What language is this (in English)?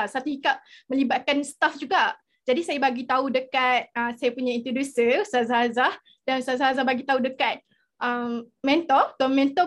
Malay